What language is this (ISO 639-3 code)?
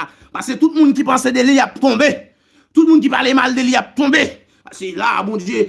fra